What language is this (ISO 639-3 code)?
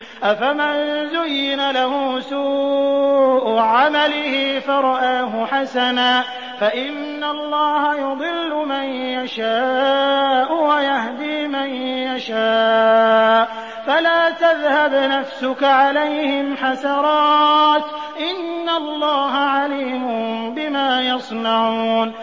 ara